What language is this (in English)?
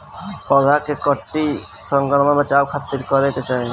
Bhojpuri